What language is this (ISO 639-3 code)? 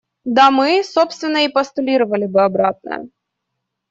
rus